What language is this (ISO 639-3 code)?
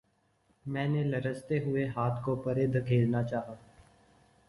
urd